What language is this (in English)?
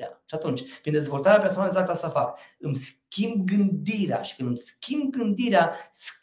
Romanian